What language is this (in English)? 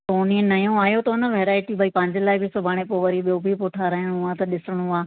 Sindhi